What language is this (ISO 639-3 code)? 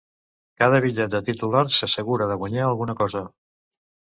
cat